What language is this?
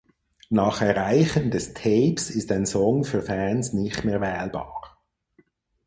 German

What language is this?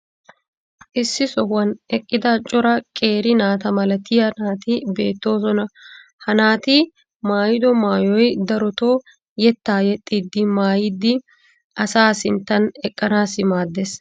Wolaytta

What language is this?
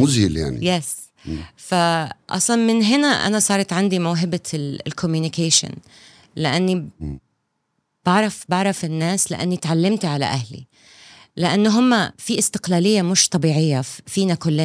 Arabic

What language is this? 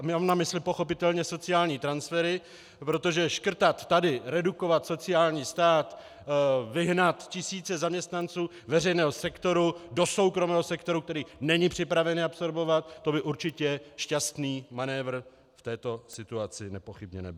Czech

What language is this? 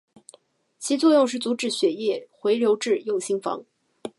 Chinese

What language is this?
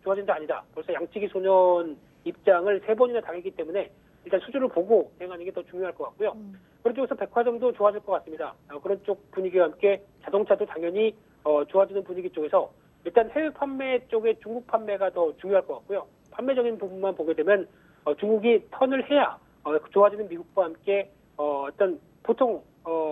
Korean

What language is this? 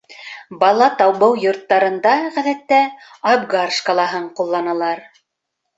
Bashkir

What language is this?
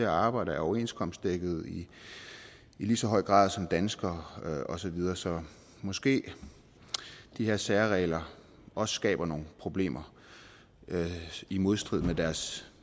Danish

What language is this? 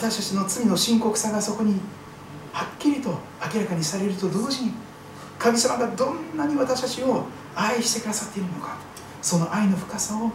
Japanese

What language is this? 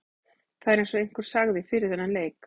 Icelandic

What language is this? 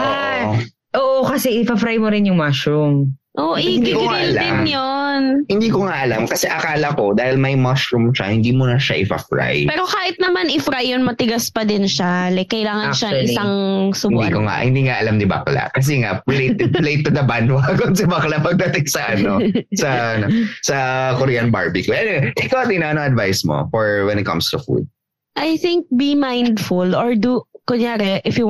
Filipino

